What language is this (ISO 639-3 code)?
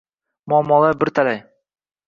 uzb